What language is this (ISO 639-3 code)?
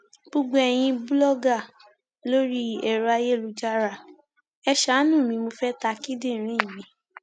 yor